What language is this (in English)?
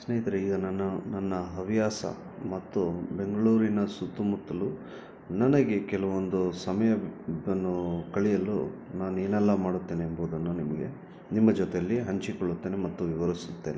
Kannada